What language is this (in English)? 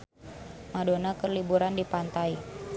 Sundanese